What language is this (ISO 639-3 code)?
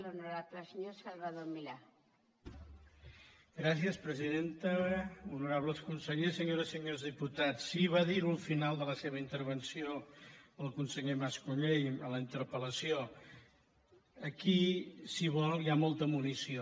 cat